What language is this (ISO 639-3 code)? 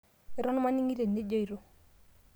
mas